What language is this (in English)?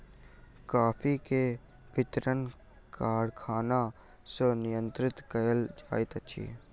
Maithili